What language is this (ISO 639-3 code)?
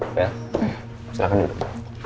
ind